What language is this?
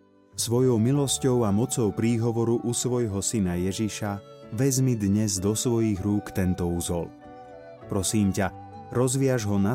Slovak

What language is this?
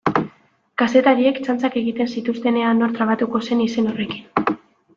Basque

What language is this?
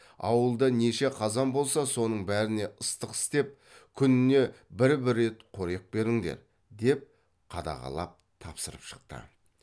Kazakh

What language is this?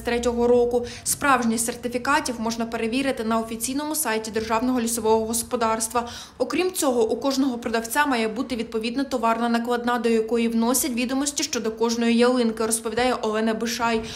Ukrainian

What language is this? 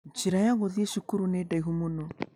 Kikuyu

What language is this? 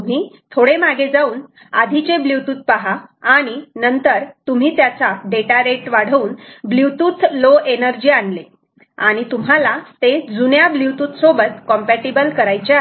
Marathi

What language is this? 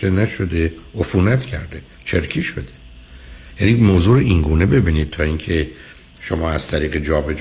Persian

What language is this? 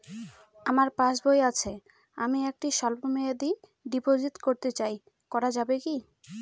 Bangla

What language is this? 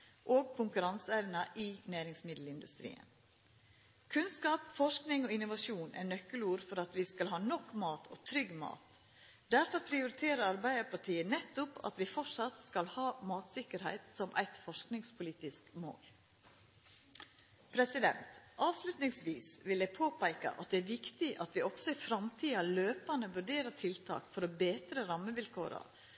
Norwegian Nynorsk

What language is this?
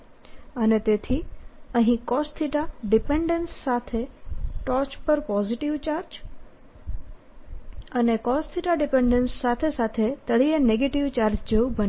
Gujarati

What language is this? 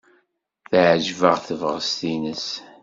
Kabyle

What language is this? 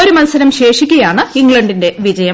Malayalam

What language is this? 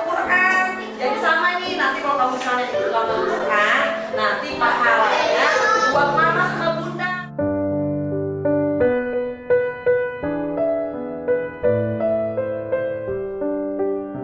Indonesian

